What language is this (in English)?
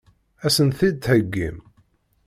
Kabyle